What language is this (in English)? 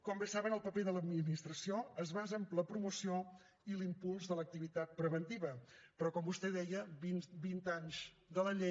Catalan